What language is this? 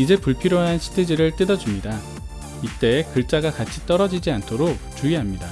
Korean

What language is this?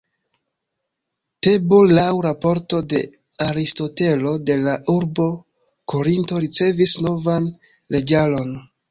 Esperanto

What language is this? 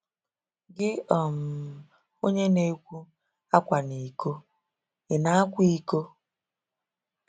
Igbo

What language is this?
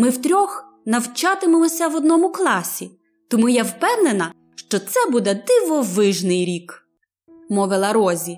Ukrainian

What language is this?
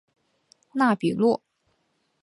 Chinese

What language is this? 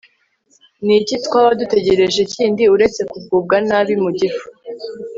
Kinyarwanda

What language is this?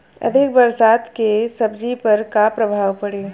Bhojpuri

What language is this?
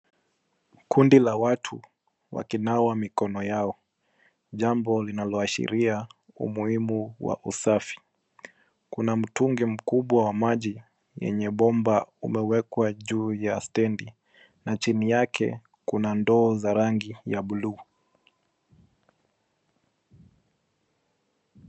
Swahili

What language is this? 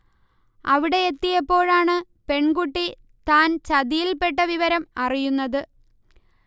Malayalam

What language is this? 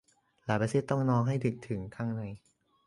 Thai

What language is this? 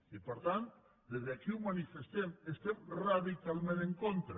Catalan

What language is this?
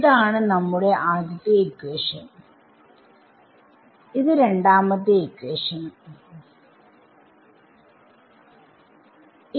Malayalam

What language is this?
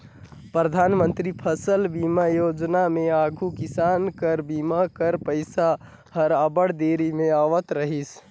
Chhattisgarhi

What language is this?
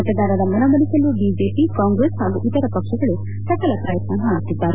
Kannada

